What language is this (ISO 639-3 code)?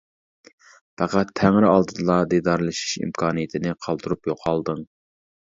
uig